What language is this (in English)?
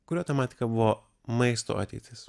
Lithuanian